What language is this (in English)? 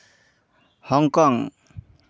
Santali